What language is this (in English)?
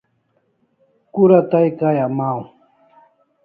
Kalasha